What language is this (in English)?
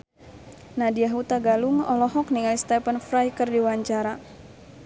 Sundanese